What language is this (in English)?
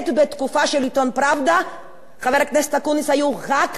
Hebrew